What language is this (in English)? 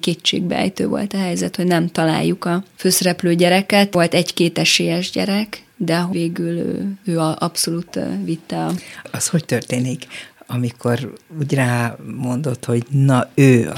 Hungarian